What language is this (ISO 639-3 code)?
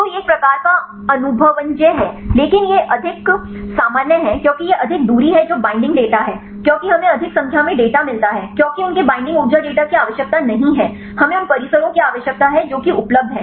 hin